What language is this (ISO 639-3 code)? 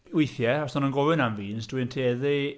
cym